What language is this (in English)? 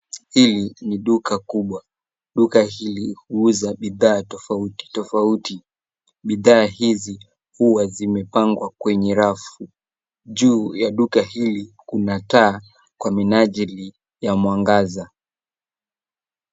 Swahili